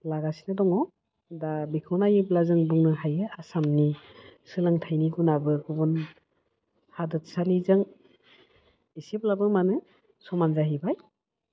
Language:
Bodo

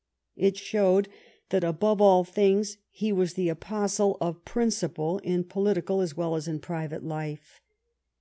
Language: English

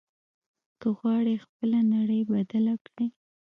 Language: Pashto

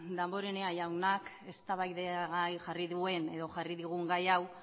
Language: Basque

